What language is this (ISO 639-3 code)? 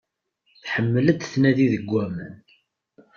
kab